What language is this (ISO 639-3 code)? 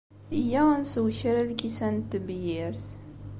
kab